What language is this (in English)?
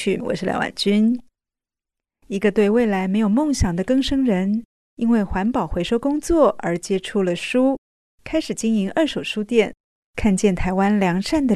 Chinese